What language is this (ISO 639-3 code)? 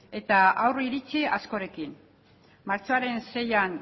eus